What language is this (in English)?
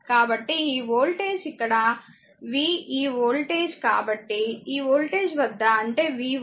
Telugu